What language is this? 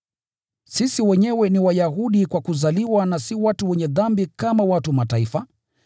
Swahili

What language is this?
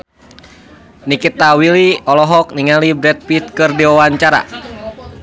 Sundanese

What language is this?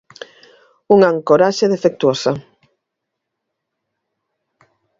Galician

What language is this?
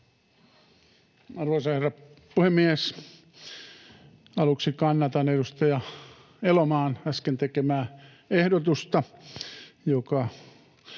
Finnish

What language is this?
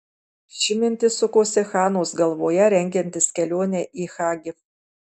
Lithuanian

